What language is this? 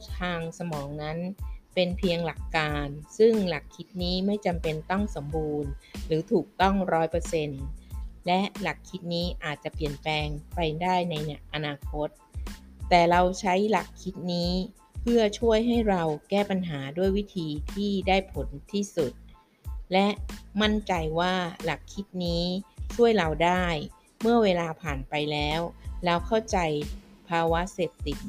Thai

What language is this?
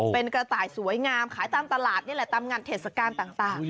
Thai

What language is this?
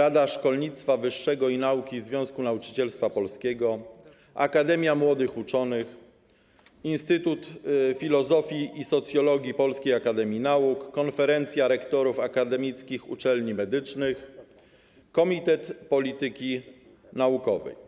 Polish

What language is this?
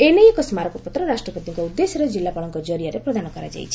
Odia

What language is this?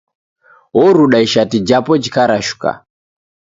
Taita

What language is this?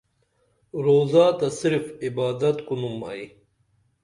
Dameli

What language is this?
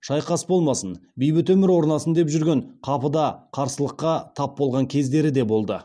Kazakh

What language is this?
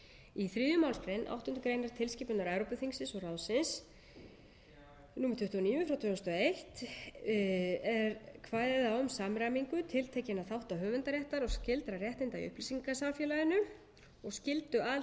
Icelandic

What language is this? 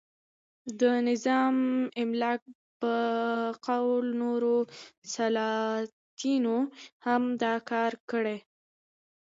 Pashto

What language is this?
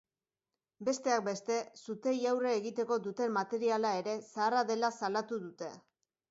Basque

